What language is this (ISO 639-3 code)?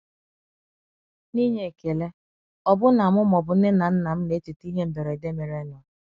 ibo